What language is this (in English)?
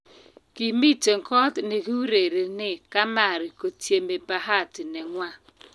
Kalenjin